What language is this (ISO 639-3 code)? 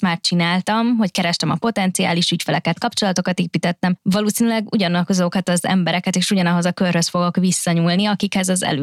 hun